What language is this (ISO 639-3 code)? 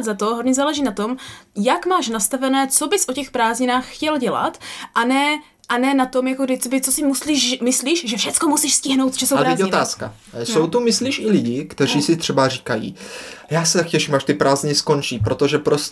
ces